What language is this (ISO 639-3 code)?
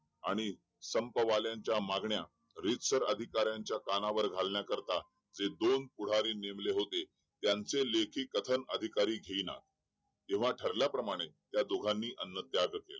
mar